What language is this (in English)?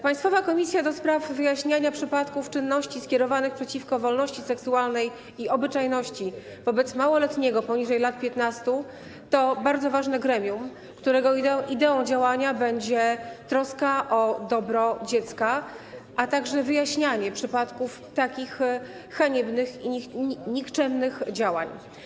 Polish